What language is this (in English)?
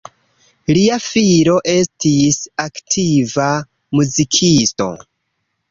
Esperanto